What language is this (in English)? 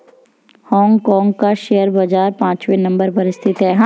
Hindi